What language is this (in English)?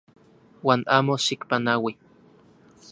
Central Puebla Nahuatl